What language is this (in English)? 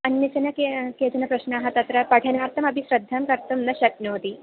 Sanskrit